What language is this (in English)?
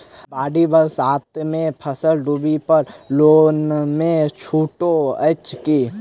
Maithili